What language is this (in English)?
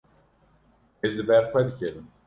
Kurdish